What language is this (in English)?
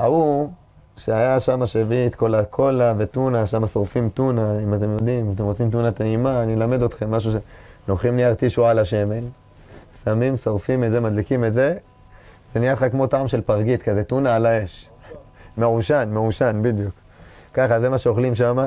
Hebrew